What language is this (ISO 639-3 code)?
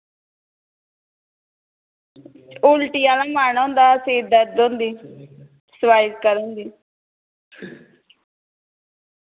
doi